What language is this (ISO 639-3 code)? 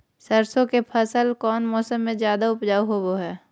mag